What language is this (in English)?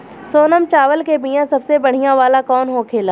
Bhojpuri